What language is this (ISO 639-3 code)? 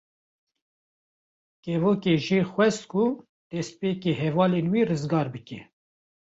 kur